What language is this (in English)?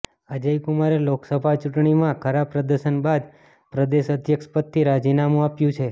Gujarati